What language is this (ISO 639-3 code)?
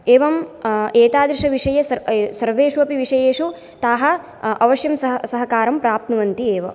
san